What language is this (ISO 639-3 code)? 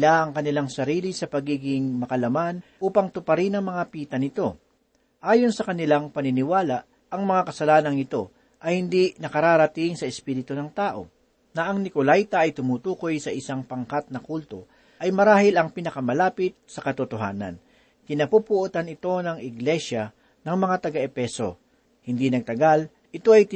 fil